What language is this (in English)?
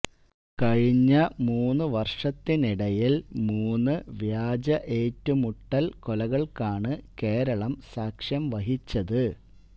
Malayalam